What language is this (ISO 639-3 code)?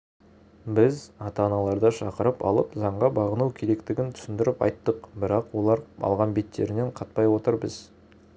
kaz